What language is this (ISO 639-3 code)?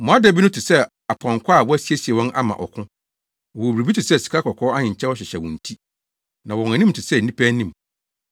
aka